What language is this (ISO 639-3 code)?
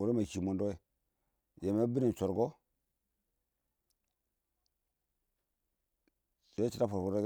awo